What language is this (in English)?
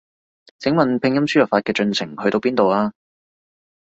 Cantonese